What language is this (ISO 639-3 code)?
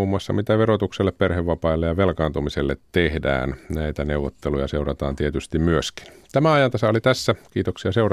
fin